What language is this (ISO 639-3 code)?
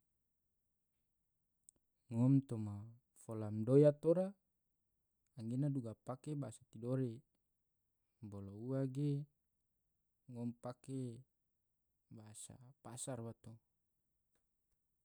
tvo